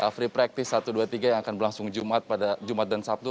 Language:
Indonesian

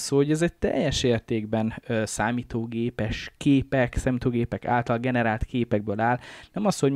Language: Hungarian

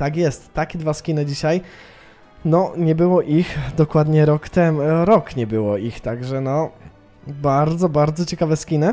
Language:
Polish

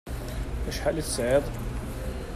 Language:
Kabyle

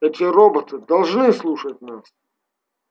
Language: Russian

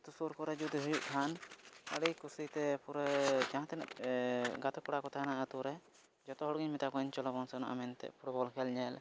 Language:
Santali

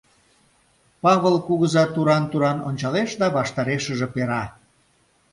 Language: Mari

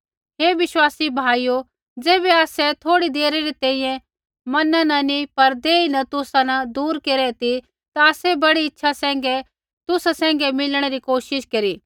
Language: Kullu Pahari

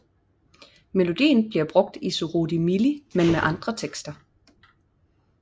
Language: Danish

